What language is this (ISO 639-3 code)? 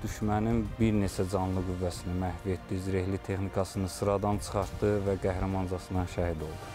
tur